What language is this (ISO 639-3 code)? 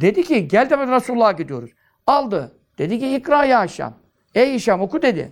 tur